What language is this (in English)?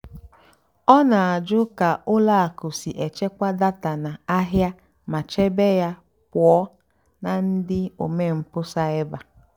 Igbo